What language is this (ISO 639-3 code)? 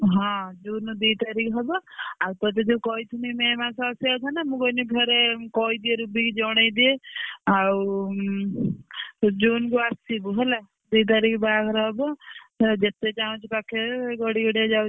ori